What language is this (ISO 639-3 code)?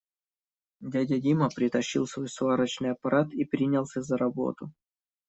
rus